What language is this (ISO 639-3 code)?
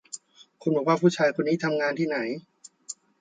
tha